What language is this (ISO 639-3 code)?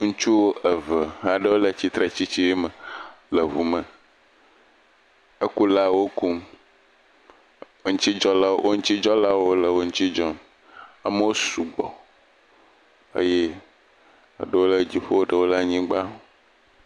ewe